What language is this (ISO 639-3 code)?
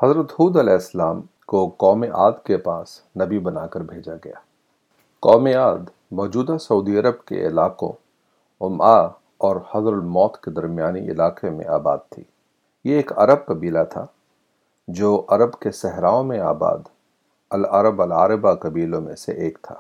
urd